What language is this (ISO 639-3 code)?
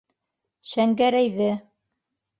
bak